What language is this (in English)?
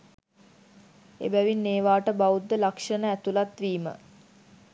Sinhala